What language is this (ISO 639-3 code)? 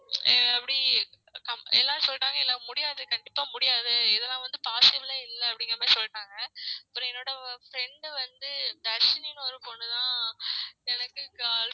tam